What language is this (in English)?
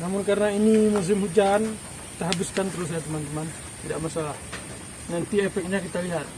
Indonesian